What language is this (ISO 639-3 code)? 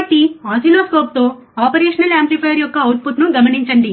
tel